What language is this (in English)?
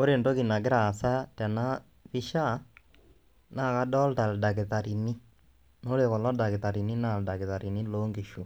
Masai